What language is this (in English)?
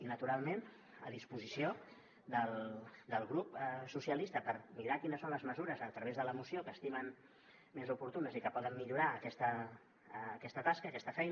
Catalan